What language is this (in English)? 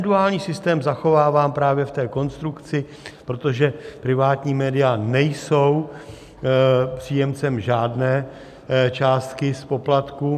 Czech